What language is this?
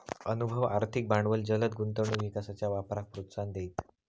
Marathi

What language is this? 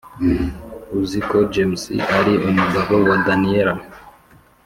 Kinyarwanda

